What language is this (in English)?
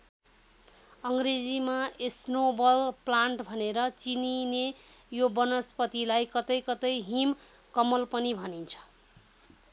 Nepali